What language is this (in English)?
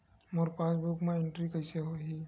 Chhattisgarhi